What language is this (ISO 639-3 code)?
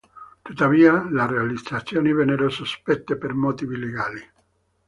ita